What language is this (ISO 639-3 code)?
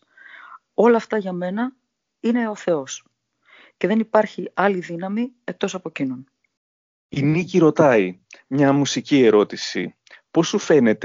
ell